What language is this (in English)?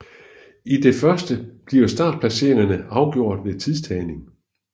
Danish